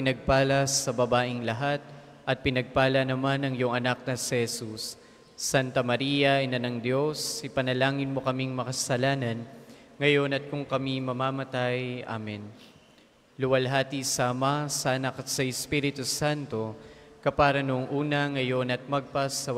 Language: Filipino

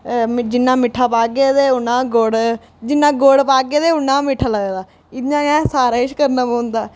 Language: Dogri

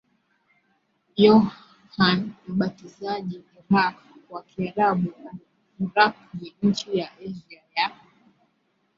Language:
Swahili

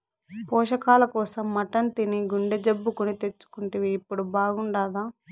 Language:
Telugu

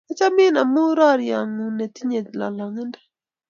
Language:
Kalenjin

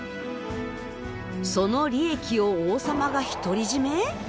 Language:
Japanese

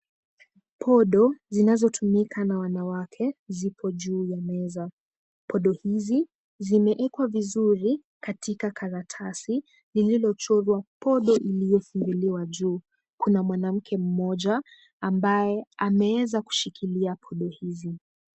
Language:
Swahili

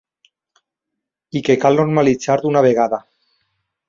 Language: Catalan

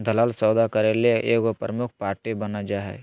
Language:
Magahi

